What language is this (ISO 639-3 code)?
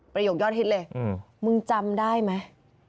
tha